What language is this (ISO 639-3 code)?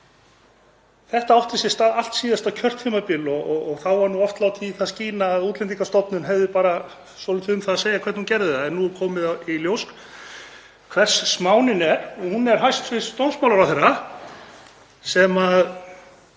isl